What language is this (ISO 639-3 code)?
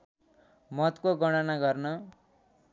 nep